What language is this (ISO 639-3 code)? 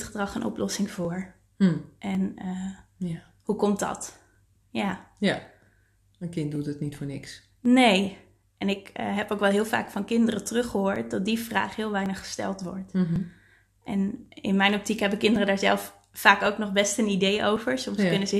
nld